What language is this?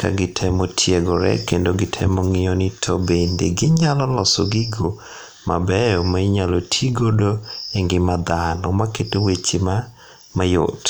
Luo (Kenya and Tanzania)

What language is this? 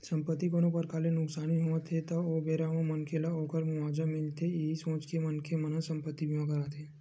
Chhattisgarhi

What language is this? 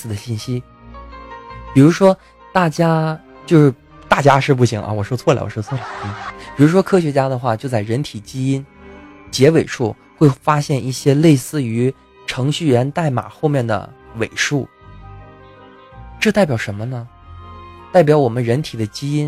Chinese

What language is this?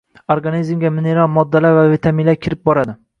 Uzbek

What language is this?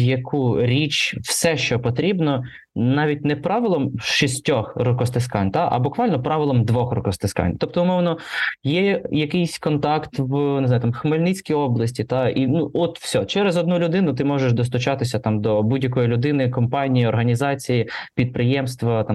Ukrainian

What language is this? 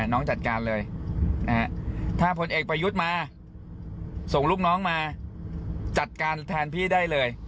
Thai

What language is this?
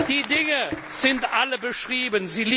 German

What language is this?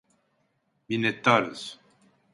Turkish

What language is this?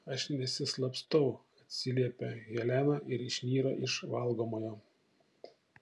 Lithuanian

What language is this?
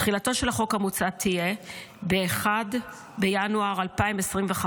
Hebrew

